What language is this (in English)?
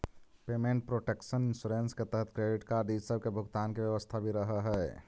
Magahi